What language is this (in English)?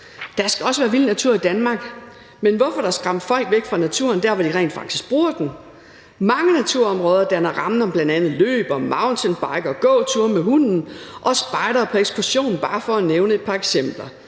Danish